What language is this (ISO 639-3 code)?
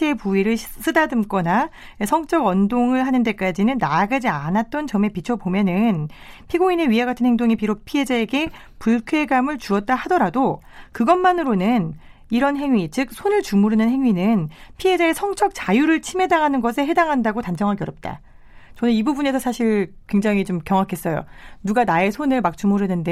kor